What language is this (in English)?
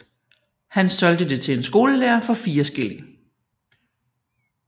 Danish